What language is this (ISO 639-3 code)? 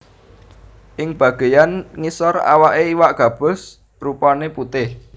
jav